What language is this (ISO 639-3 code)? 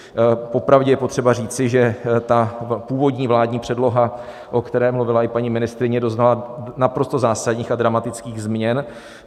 ces